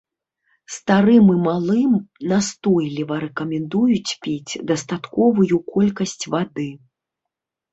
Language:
Belarusian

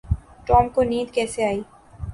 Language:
Urdu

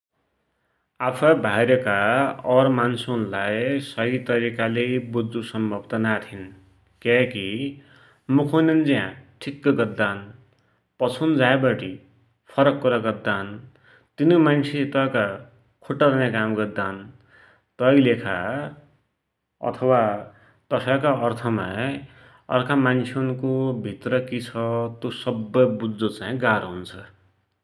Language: Dotyali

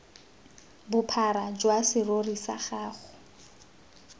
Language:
Tswana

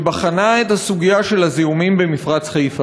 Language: Hebrew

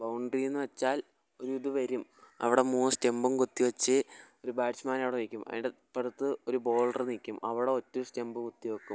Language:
Malayalam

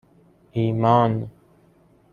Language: Persian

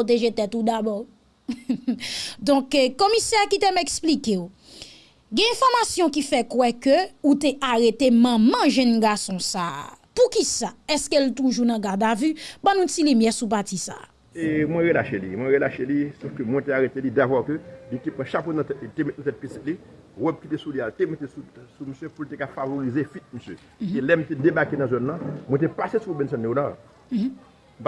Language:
French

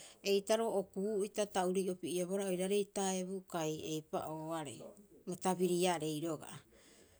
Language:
Rapoisi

